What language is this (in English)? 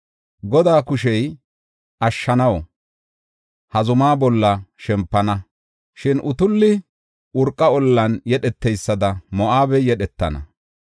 Gofa